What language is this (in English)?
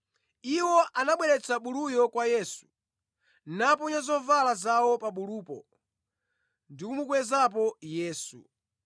Nyanja